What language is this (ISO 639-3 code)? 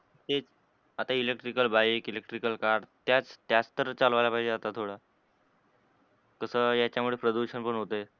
mar